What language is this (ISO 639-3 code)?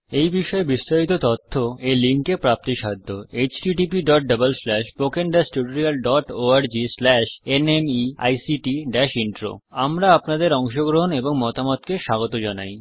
ben